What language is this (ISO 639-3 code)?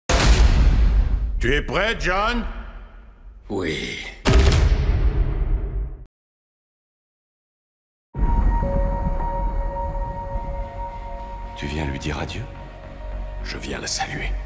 fra